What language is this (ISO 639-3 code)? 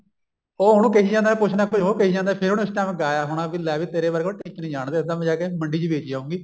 pan